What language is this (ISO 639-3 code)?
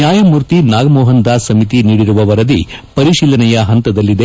kan